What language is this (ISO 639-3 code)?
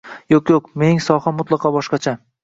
uzb